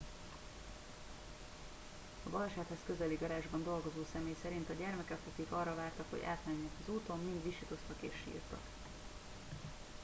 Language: Hungarian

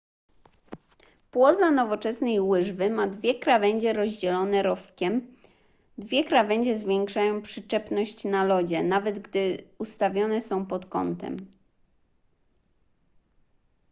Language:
Polish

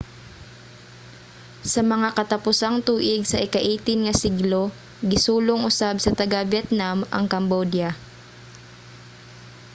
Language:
Cebuano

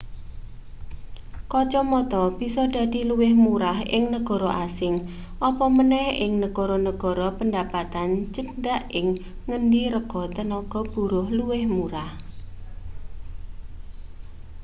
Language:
Javanese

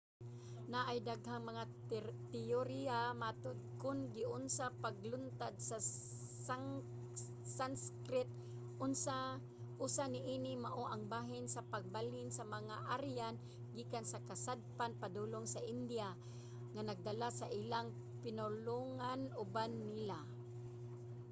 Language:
Cebuano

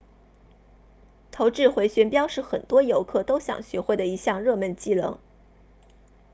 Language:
Chinese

